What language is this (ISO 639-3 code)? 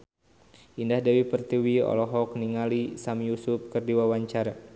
sun